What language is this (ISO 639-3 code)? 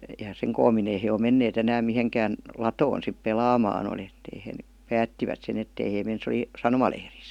fin